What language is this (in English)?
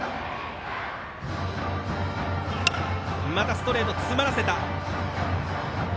Japanese